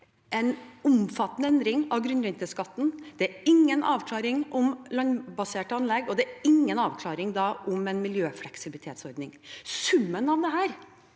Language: Norwegian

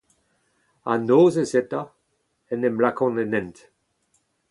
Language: Breton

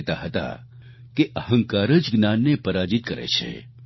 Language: Gujarati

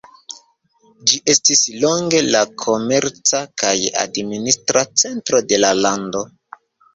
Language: Esperanto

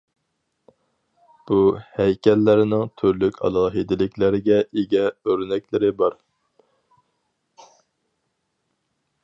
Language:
Uyghur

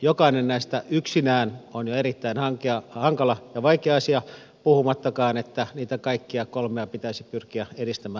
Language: Finnish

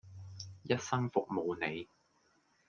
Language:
Cantonese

